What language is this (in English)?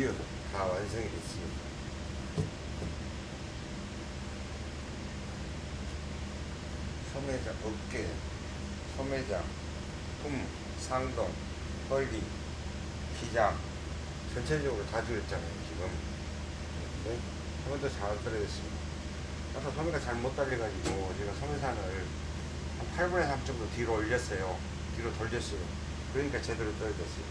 Korean